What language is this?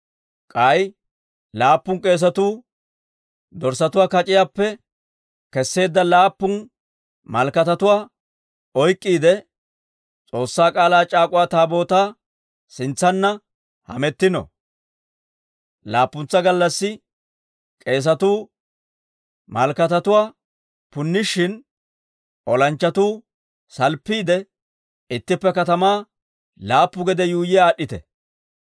Dawro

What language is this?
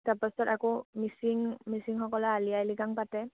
Assamese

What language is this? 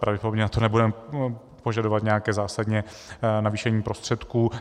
Czech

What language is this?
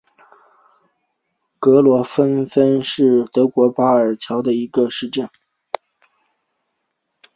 Chinese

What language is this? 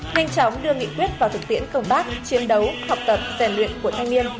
Vietnamese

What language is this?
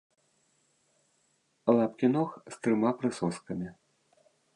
Belarusian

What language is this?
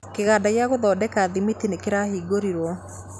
Kikuyu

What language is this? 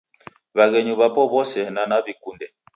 Taita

